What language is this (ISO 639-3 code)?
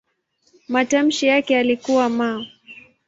swa